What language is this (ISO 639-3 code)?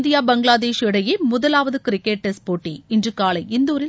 tam